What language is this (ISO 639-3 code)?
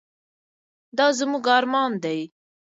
pus